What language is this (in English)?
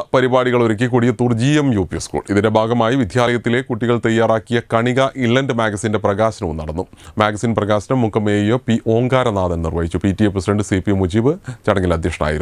Turkish